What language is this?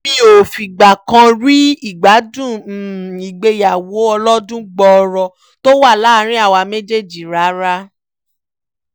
Yoruba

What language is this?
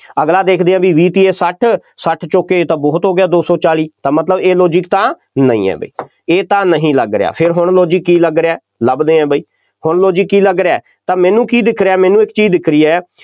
Punjabi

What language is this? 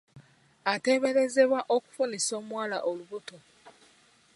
Ganda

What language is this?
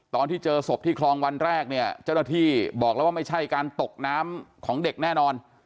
Thai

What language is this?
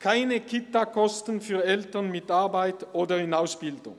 Swiss German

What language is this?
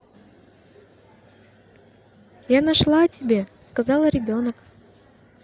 Russian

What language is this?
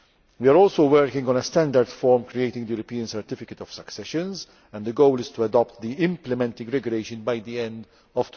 English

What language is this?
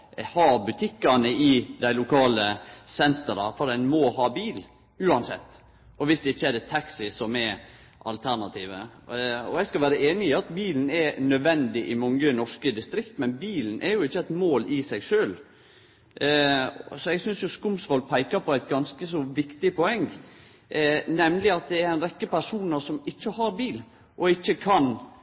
Norwegian Nynorsk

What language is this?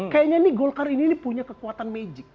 Indonesian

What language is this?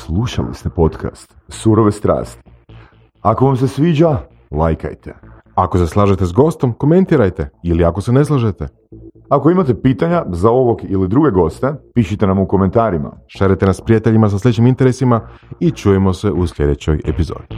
Croatian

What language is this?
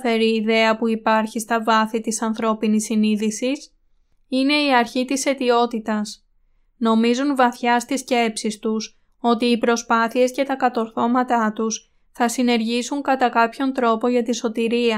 Greek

